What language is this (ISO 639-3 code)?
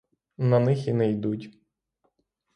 ukr